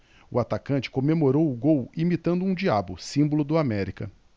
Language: Portuguese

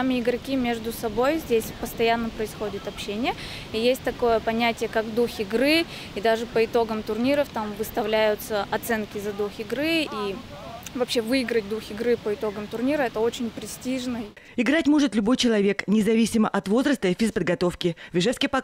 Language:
Russian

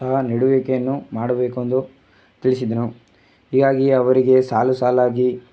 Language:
Kannada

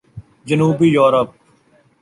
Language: Urdu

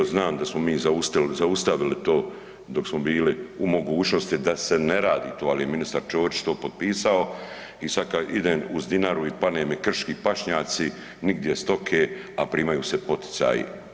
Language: Croatian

